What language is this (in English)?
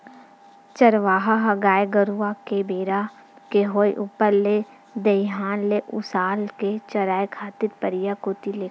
Chhattisgarhi